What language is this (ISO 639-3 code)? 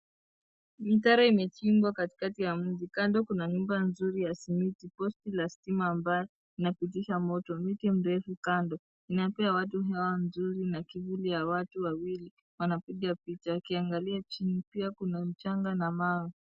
swa